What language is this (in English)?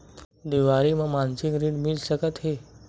Chhattisgarhi